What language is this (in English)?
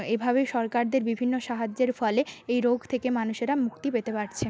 Bangla